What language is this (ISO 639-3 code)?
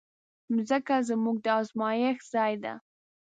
pus